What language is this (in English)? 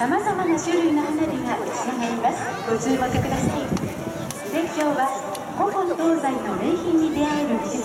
Japanese